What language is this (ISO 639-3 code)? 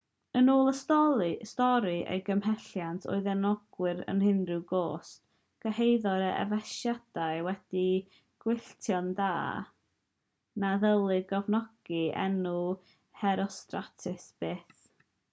cym